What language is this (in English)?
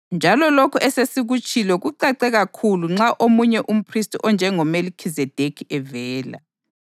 North Ndebele